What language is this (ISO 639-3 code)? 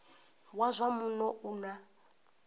ven